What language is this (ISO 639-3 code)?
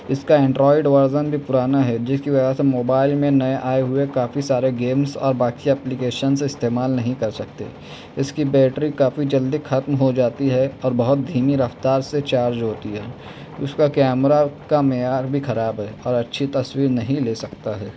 urd